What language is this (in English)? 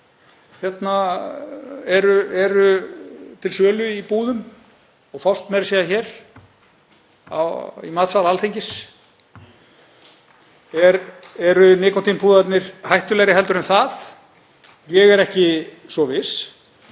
Icelandic